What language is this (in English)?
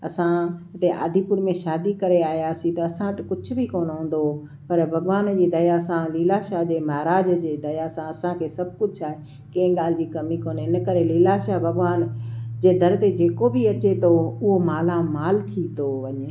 Sindhi